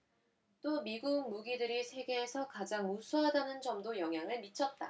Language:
Korean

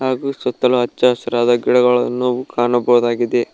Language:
Kannada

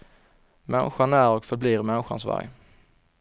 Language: Swedish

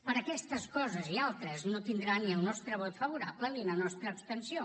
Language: Catalan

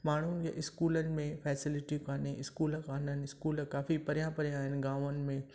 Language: Sindhi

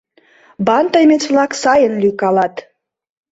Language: Mari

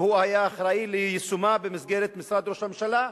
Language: Hebrew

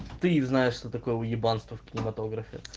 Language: Russian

